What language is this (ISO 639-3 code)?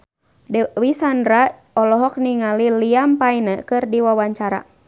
sun